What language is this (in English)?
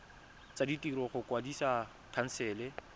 Tswana